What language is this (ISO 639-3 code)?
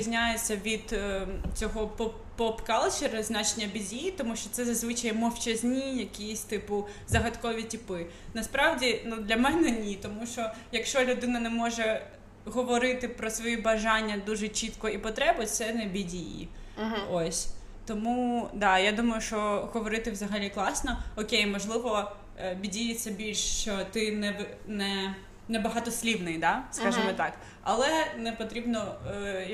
ukr